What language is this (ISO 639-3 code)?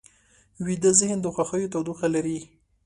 pus